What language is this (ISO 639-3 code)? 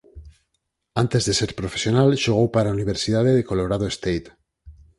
glg